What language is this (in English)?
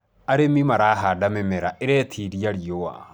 Kikuyu